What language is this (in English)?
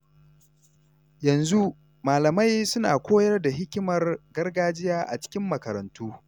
Hausa